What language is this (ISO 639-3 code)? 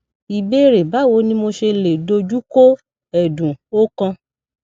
yor